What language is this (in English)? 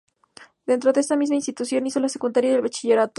Spanish